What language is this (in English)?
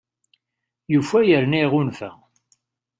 Kabyle